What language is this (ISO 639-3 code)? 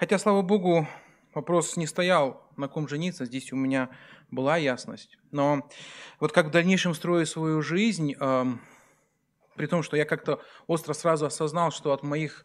rus